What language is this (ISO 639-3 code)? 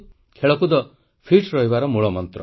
ori